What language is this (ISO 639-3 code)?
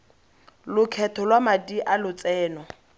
tsn